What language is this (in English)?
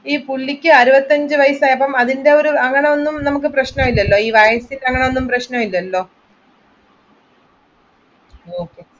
Malayalam